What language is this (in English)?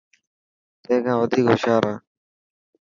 Dhatki